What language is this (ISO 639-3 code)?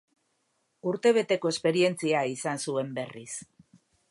eus